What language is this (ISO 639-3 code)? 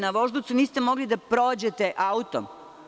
srp